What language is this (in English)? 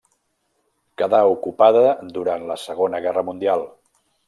Catalan